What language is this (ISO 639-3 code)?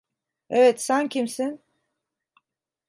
tur